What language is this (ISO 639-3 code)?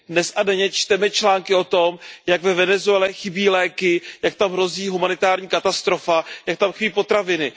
ces